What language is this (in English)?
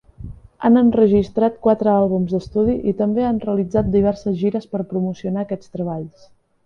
Catalan